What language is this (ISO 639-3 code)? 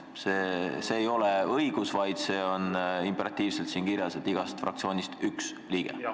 est